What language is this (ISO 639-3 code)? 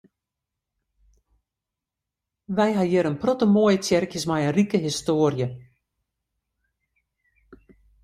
fry